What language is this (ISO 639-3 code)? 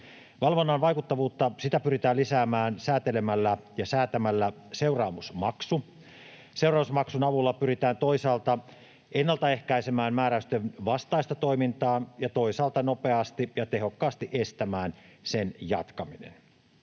fin